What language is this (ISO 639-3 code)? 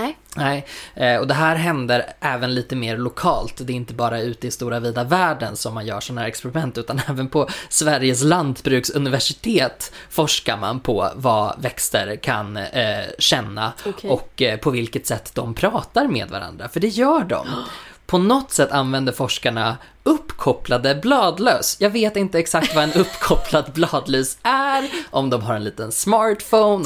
swe